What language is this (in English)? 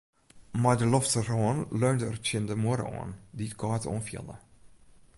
Western Frisian